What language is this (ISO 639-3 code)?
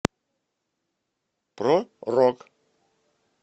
rus